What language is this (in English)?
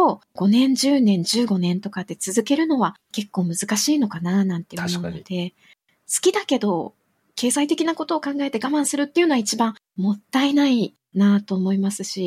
Japanese